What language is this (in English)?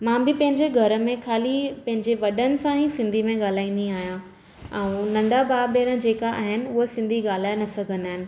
Sindhi